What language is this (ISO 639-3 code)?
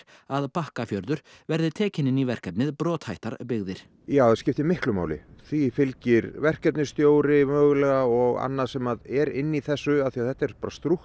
isl